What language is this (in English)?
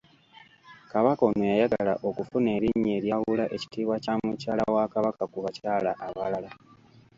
Ganda